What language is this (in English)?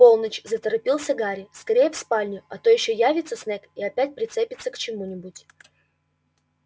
Russian